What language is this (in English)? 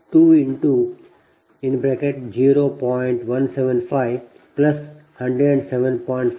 Kannada